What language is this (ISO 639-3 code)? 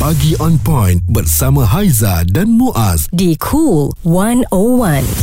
msa